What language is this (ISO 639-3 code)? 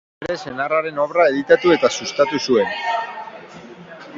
eus